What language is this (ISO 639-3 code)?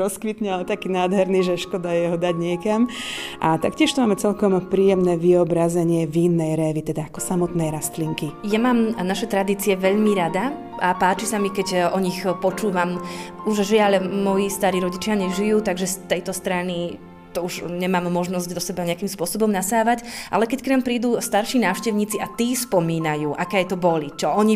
slk